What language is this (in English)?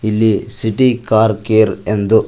Kannada